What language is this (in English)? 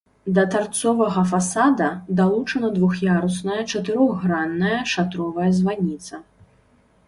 Belarusian